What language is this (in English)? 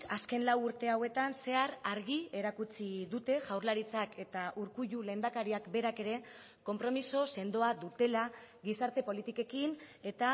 Basque